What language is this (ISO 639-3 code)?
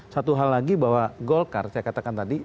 ind